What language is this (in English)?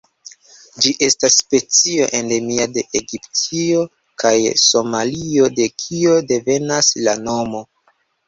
Esperanto